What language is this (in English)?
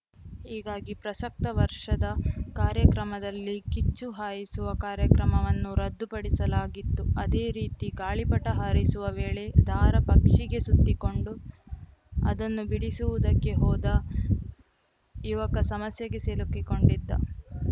Kannada